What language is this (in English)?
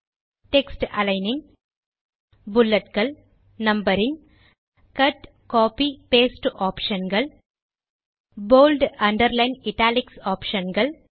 Tamil